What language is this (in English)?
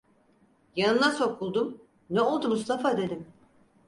Turkish